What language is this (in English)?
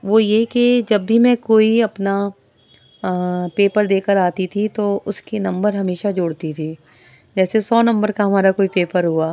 Urdu